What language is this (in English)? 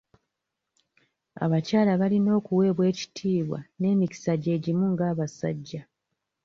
Ganda